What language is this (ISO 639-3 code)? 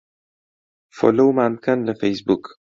ckb